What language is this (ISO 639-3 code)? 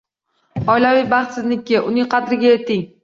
uzb